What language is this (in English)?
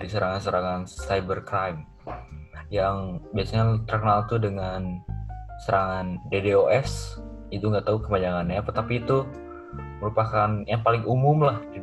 Indonesian